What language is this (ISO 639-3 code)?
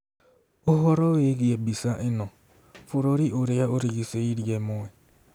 kik